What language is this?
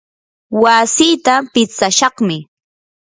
Yanahuanca Pasco Quechua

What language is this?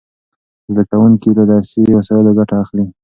Pashto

